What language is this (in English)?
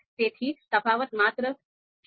Gujarati